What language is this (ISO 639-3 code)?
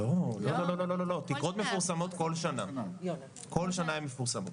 heb